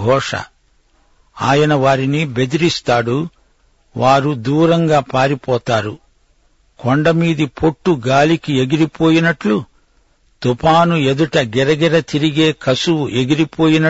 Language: Telugu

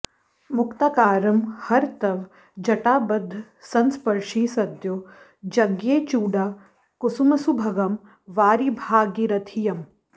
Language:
Sanskrit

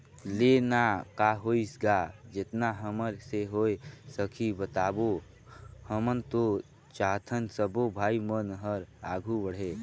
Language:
Chhattisgarhi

